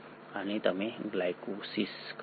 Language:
Gujarati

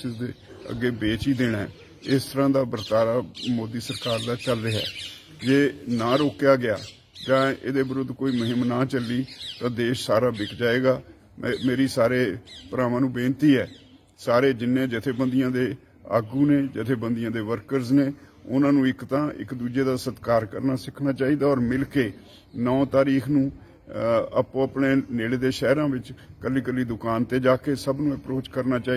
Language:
Punjabi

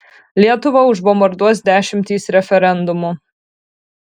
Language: Lithuanian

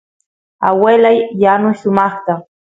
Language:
Santiago del Estero Quichua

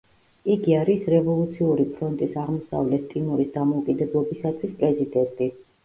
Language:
Georgian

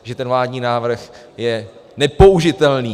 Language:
Czech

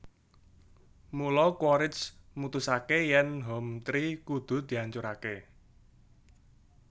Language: Javanese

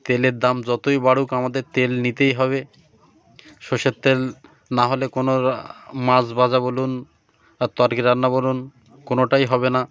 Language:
Bangla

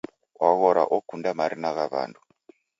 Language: Taita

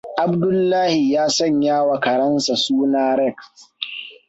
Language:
Hausa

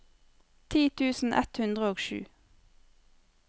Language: Norwegian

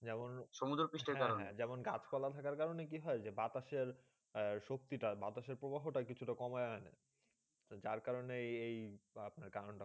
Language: Bangla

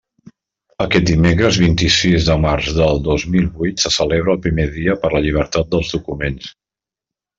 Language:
Catalan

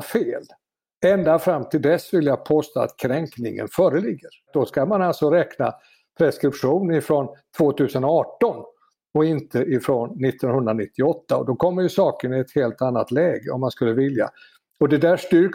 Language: Swedish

